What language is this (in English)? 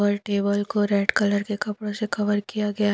Hindi